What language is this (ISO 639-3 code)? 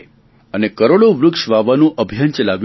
guj